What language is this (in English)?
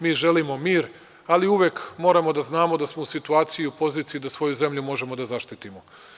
Serbian